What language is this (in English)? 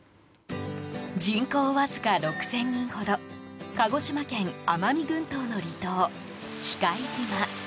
Japanese